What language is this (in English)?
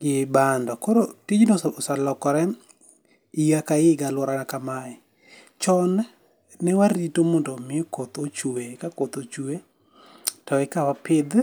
Luo (Kenya and Tanzania)